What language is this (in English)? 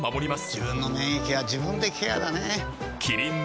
Japanese